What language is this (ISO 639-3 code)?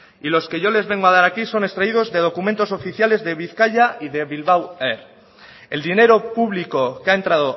spa